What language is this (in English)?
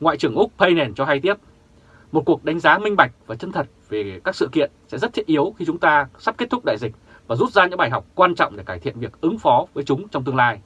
Vietnamese